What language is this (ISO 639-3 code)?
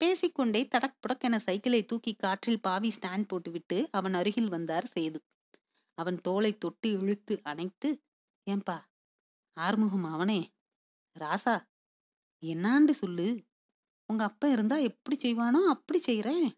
tam